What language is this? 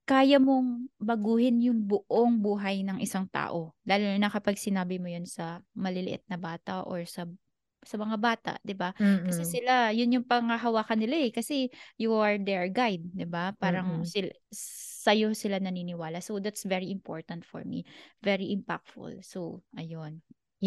Filipino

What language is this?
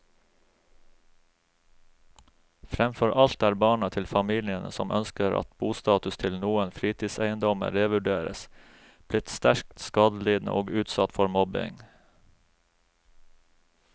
Norwegian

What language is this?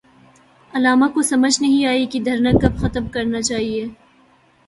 Urdu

